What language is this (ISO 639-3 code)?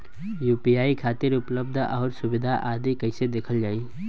bho